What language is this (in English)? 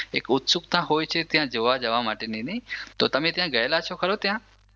Gujarati